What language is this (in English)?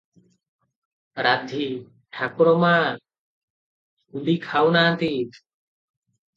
Odia